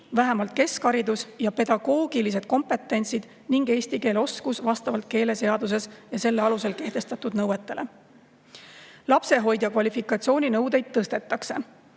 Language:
Estonian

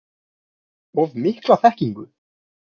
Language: Icelandic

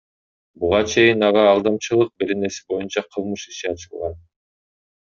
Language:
Kyrgyz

